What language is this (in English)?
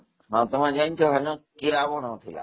Odia